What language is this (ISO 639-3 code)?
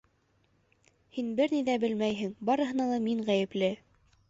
bak